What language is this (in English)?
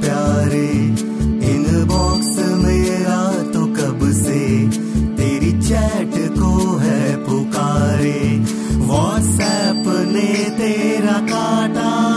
Punjabi